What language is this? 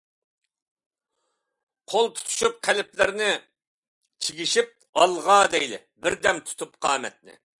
Uyghur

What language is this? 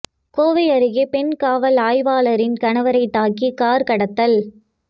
Tamil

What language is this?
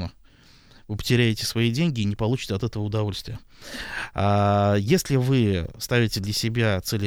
Russian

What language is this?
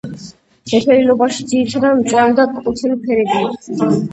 Georgian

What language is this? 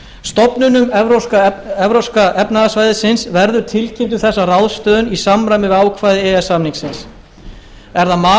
Icelandic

